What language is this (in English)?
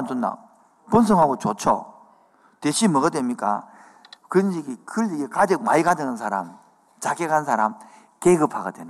Korean